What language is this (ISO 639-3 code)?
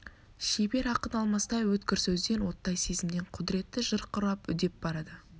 kaz